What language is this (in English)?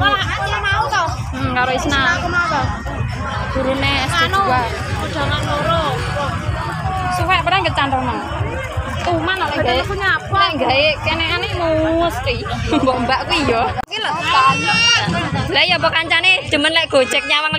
Indonesian